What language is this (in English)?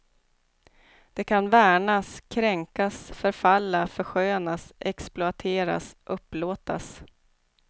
Swedish